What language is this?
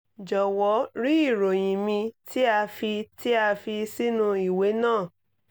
Yoruba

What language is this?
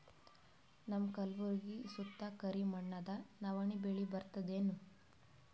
Kannada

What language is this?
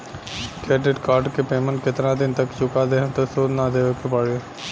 Bhojpuri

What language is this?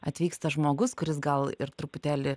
Lithuanian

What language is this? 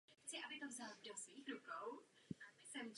Czech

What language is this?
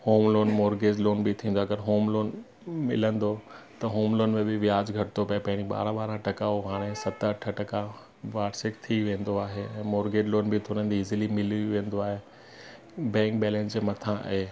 Sindhi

